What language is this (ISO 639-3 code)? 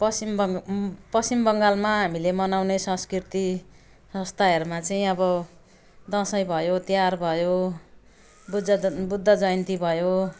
nep